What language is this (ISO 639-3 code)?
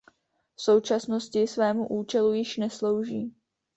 ces